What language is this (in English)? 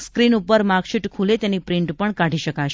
Gujarati